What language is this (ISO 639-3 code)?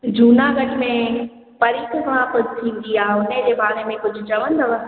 snd